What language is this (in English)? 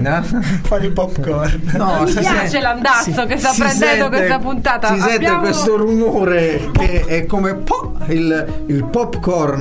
Italian